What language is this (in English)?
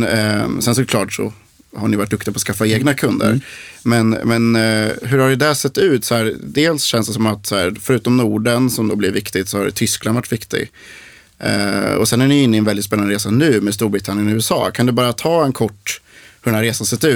Swedish